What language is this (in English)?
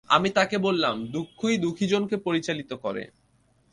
Bangla